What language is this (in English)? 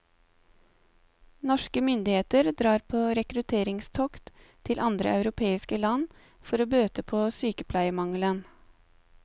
Norwegian